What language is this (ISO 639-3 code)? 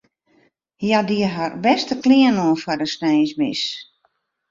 fry